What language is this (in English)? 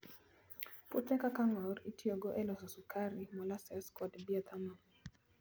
Luo (Kenya and Tanzania)